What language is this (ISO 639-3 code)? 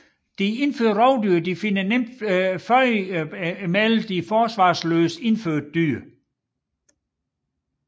dan